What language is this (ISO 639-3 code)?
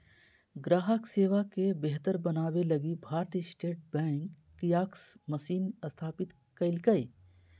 mag